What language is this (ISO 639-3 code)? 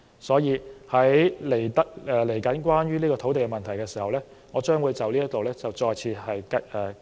yue